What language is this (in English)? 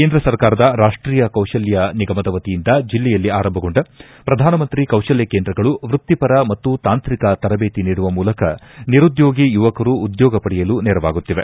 Kannada